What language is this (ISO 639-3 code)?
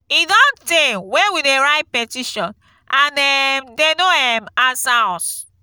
pcm